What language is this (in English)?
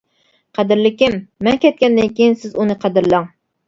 Uyghur